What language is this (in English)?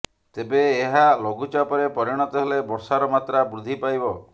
Odia